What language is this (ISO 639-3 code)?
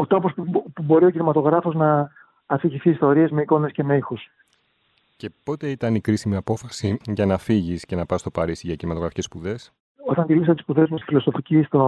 ell